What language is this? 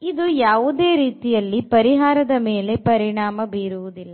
Kannada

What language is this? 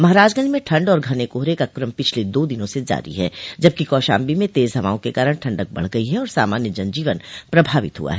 Hindi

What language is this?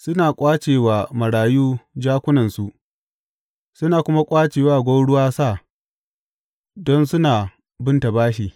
Hausa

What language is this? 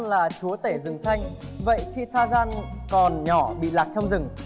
Vietnamese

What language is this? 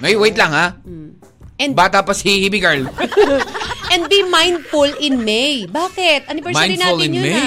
Filipino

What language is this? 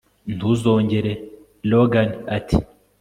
Kinyarwanda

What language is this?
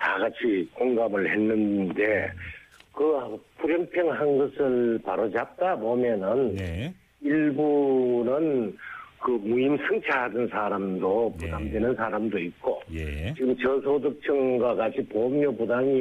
Korean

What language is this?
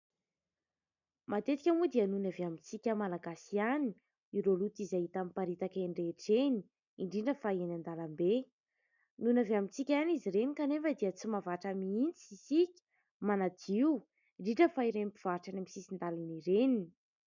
Malagasy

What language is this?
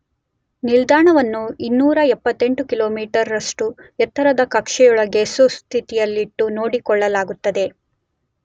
Kannada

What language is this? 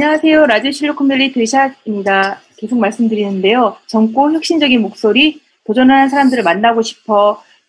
Korean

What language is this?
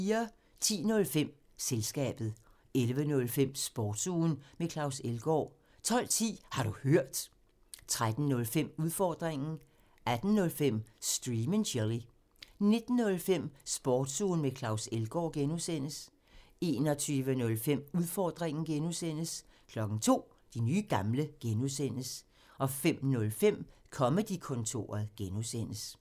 Danish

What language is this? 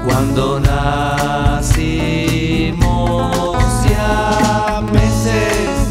Spanish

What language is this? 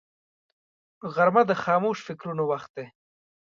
Pashto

